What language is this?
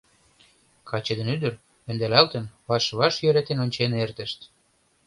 Mari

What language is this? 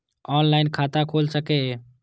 Maithili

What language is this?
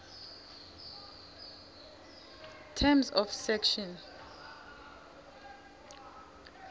Swati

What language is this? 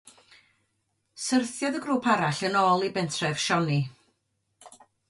Welsh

